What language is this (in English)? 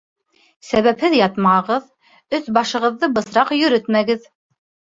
Bashkir